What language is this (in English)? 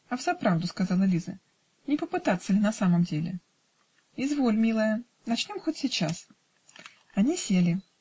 Russian